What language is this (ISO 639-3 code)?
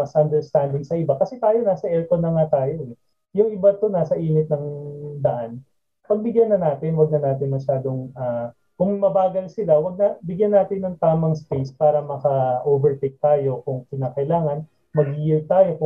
fil